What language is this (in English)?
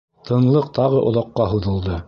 Bashkir